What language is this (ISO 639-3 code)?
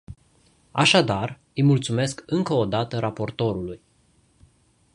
ron